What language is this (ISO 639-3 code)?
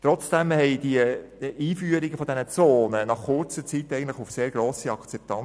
gsw